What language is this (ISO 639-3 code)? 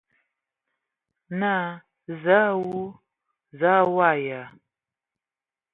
ewo